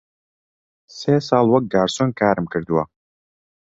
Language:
Central Kurdish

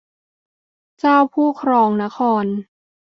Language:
Thai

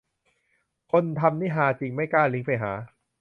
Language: Thai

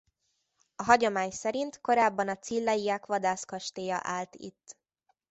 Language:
Hungarian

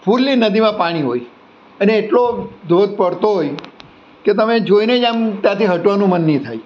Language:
Gujarati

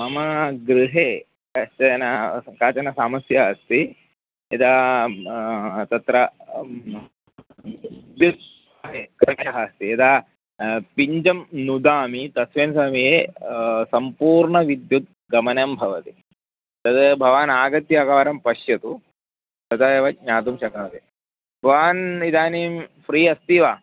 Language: Sanskrit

